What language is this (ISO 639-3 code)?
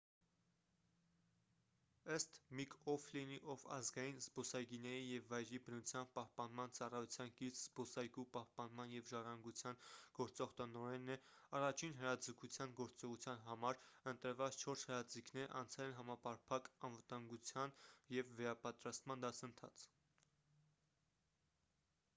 hye